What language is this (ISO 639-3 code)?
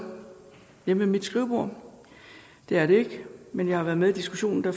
dan